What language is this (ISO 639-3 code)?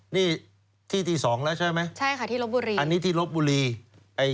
tha